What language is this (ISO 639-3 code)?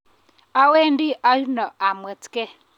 kln